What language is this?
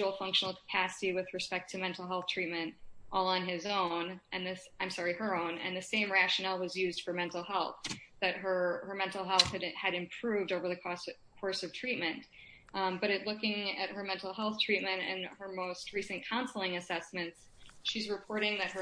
English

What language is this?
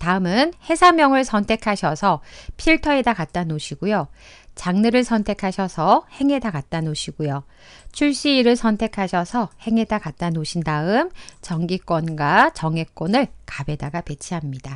Korean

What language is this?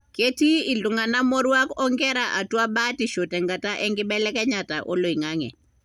Masai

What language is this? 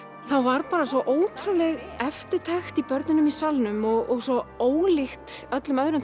Icelandic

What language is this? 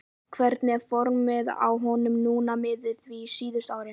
Icelandic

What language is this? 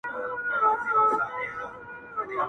Pashto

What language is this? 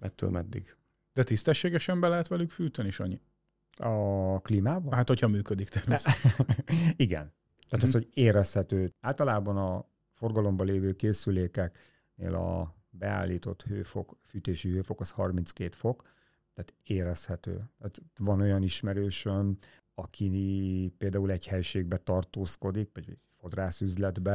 Hungarian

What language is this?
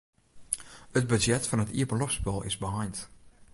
Western Frisian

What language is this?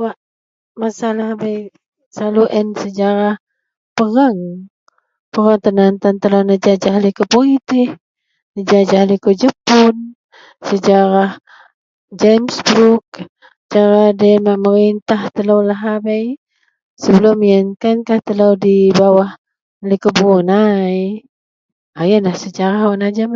Central Melanau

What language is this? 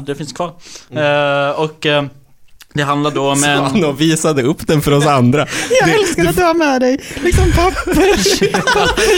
Swedish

